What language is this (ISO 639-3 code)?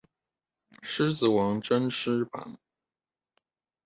zho